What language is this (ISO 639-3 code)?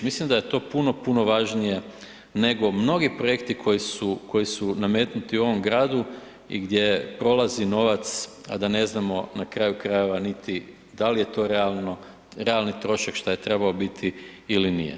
hrv